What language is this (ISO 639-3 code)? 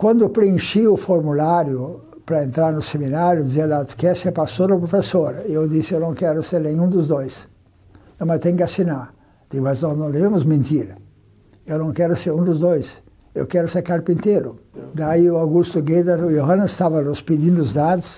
por